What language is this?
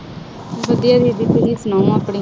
Punjabi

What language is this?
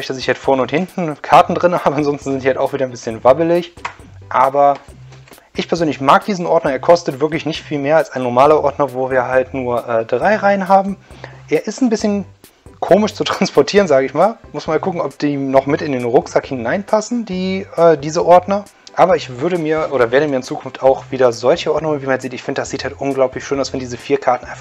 German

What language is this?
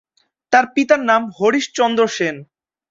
Bangla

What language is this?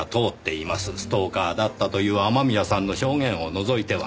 Japanese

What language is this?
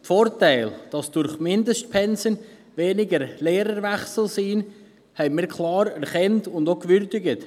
Swiss German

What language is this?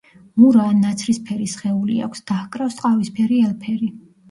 Georgian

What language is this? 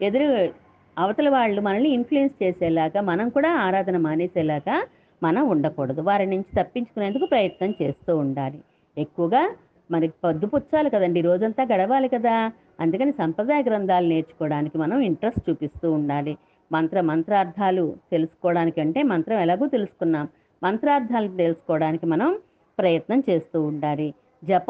Telugu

